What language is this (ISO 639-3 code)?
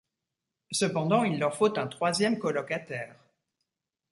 fra